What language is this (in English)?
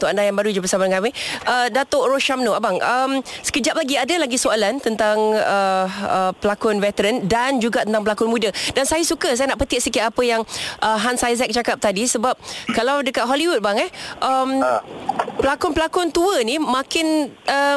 Malay